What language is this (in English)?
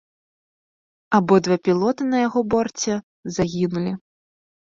Belarusian